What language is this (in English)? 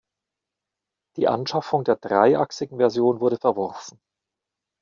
German